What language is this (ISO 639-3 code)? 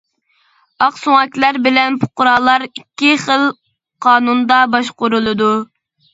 uig